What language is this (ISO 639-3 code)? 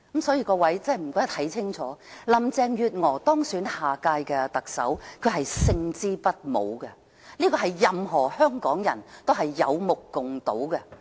yue